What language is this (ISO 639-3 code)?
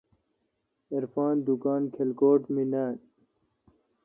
xka